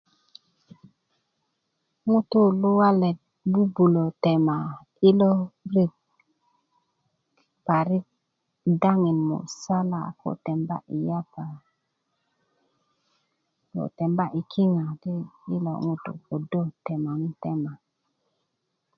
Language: Kuku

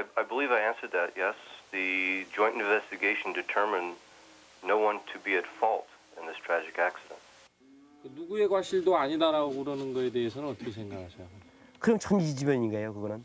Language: Korean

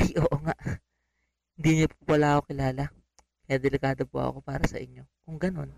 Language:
Filipino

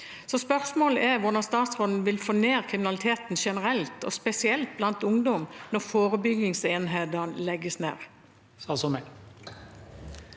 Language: Norwegian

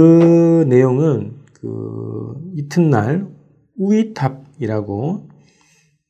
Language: Korean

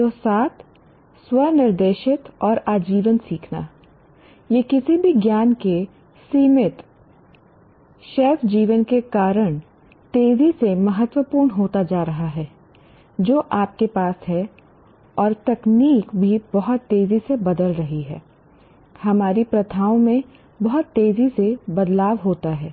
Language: Hindi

